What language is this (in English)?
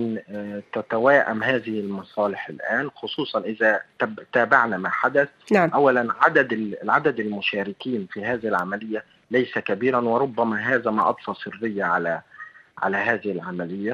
Arabic